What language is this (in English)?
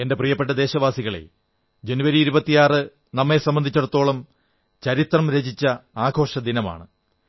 Malayalam